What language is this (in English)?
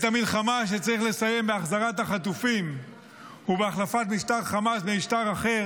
Hebrew